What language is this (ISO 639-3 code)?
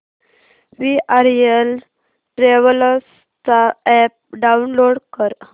mar